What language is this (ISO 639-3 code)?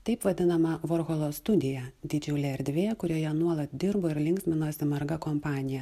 lit